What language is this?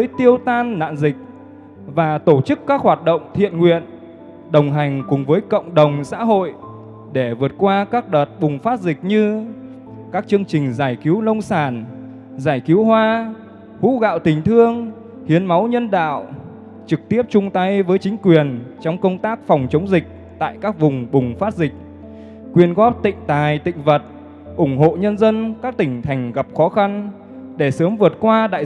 Vietnamese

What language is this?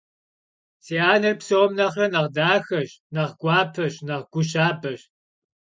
Kabardian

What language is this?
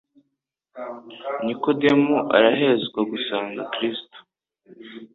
Kinyarwanda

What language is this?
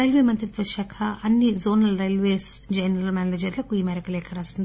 Telugu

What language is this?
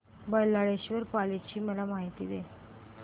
Marathi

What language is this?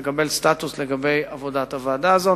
Hebrew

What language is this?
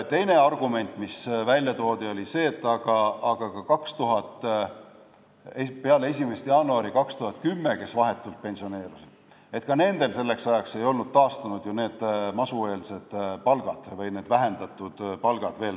Estonian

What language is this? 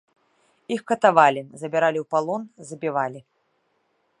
Belarusian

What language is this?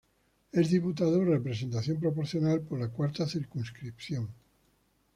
Spanish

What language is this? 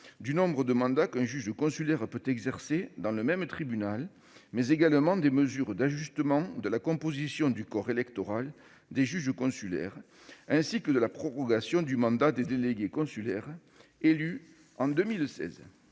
French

